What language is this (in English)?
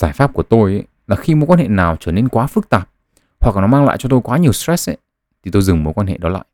Vietnamese